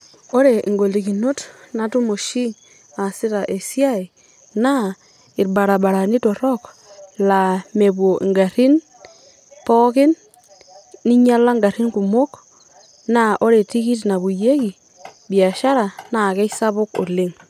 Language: Masai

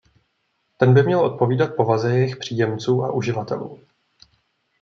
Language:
Czech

